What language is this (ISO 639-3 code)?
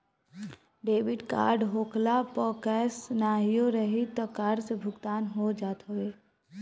bho